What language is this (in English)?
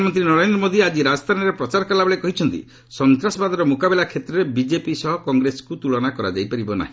Odia